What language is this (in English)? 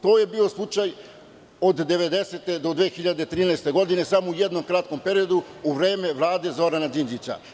Serbian